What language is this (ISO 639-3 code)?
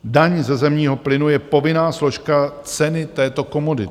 ces